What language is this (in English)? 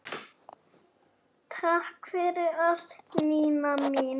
Icelandic